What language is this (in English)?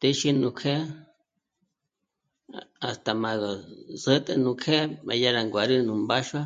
Michoacán Mazahua